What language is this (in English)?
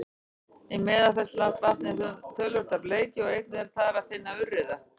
Icelandic